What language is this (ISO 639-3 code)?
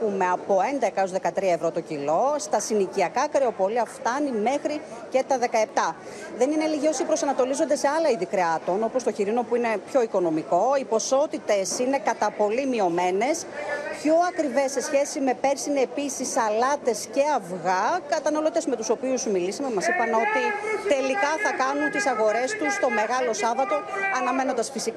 ell